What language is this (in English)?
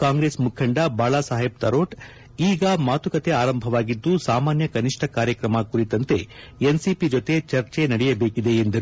Kannada